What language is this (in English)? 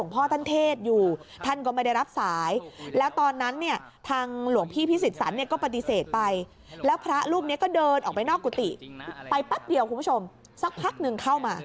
Thai